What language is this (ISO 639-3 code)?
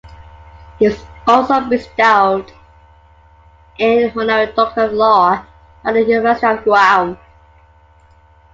eng